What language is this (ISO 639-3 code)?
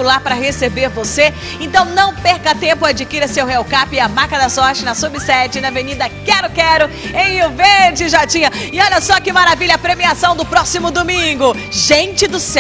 por